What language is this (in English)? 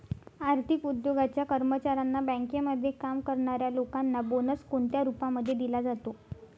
Marathi